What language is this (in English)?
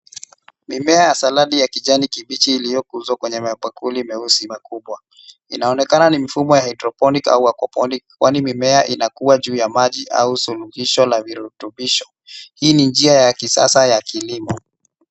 Swahili